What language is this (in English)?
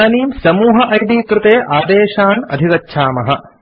Sanskrit